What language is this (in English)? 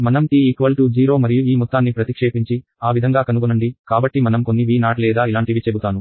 Telugu